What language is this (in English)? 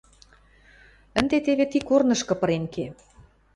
Western Mari